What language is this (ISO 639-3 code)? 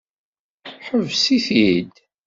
kab